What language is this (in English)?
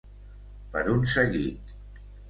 Catalan